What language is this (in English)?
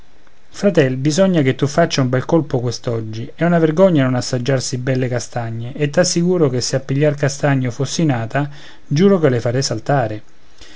Italian